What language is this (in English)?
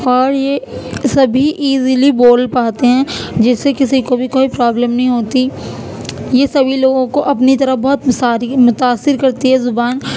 Urdu